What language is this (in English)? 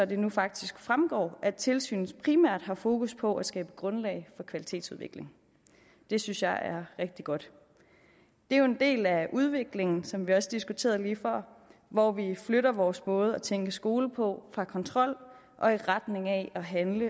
Danish